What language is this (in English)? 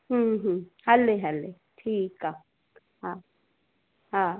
Sindhi